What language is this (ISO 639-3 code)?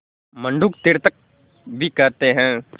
hin